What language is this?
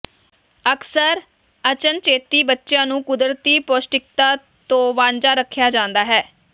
Punjabi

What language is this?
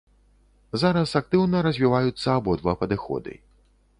Belarusian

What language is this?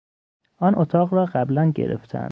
Persian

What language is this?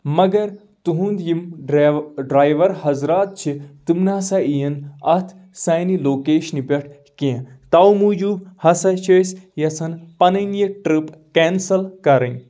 Kashmiri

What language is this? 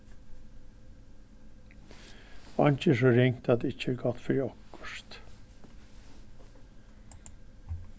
Faroese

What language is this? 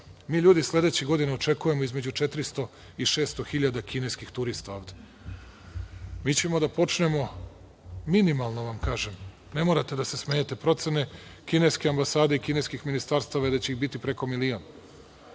Serbian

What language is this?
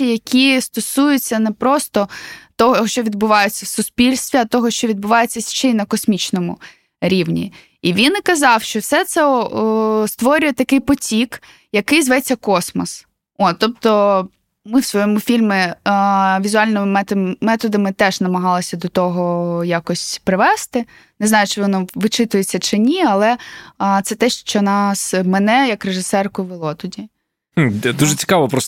Ukrainian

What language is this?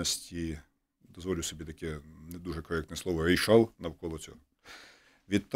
Ukrainian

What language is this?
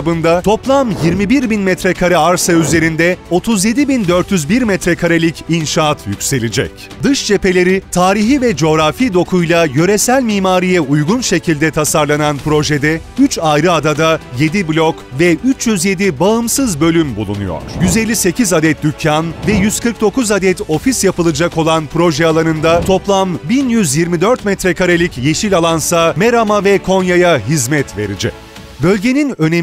Turkish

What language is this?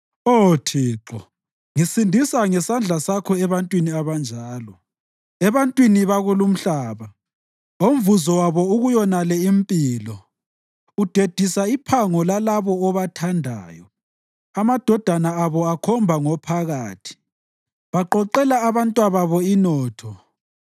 North Ndebele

